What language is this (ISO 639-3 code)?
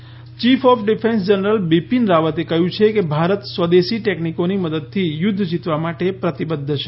guj